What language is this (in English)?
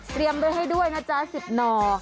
Thai